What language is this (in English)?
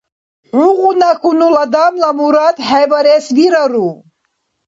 Dargwa